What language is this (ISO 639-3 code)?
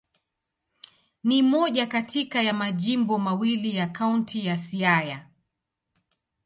swa